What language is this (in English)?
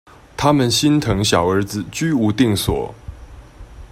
Chinese